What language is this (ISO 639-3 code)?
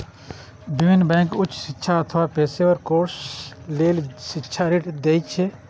mai